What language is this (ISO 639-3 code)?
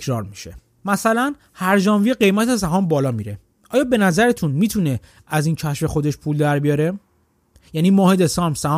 fas